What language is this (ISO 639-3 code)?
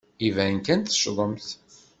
kab